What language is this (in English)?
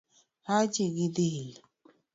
Luo (Kenya and Tanzania)